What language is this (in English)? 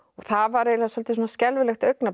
Icelandic